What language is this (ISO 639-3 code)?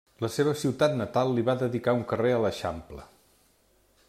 cat